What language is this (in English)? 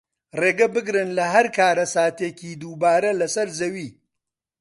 Central Kurdish